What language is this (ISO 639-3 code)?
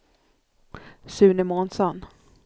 swe